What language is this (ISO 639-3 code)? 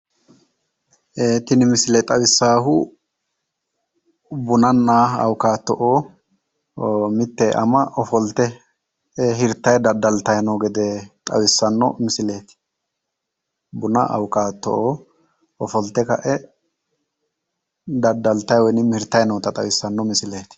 sid